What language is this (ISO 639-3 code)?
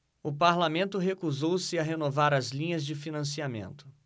por